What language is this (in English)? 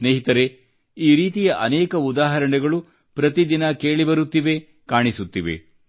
Kannada